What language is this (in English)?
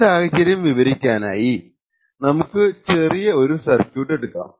Malayalam